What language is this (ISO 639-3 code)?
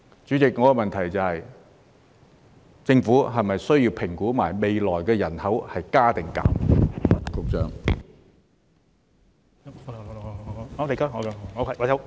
yue